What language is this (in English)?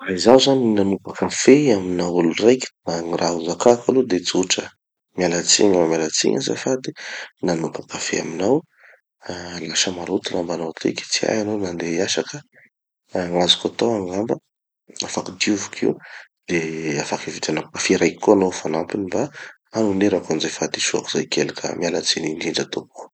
Tanosy Malagasy